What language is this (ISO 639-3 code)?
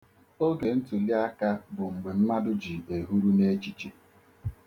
ibo